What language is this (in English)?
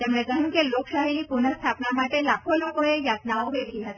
Gujarati